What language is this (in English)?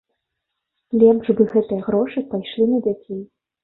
Belarusian